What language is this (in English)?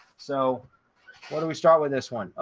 English